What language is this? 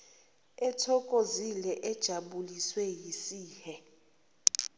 Zulu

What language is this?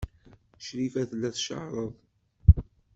Kabyle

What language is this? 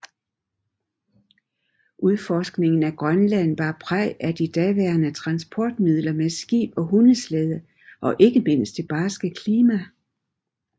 Danish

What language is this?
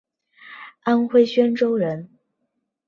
Chinese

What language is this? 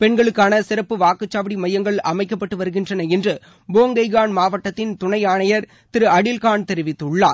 Tamil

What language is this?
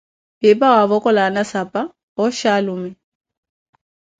Koti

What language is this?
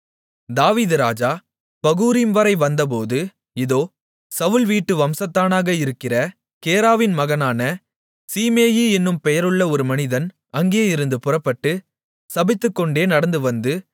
Tamil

